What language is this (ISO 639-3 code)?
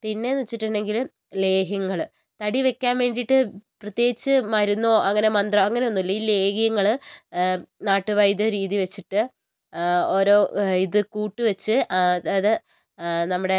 mal